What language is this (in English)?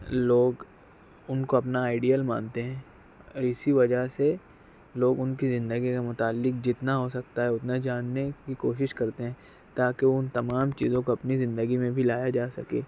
Urdu